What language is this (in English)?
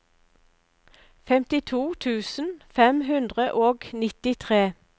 Norwegian